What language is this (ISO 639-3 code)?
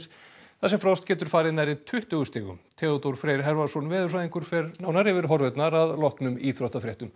isl